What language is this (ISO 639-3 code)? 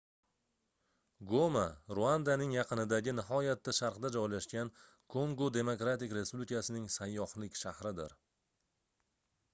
uzb